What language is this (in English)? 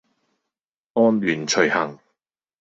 Cantonese